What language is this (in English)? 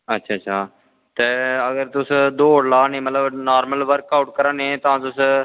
Dogri